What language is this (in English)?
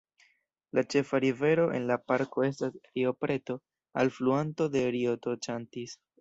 Esperanto